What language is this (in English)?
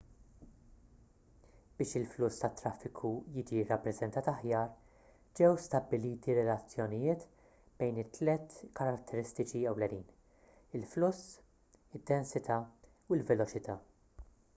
Maltese